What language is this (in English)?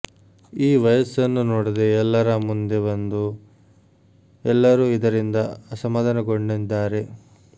Kannada